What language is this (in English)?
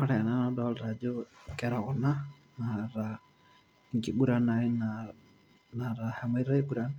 Masai